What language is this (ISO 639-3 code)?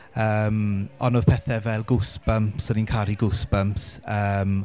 cym